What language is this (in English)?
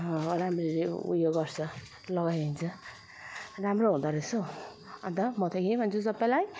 Nepali